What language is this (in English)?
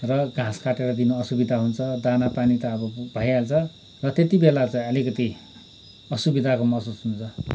Nepali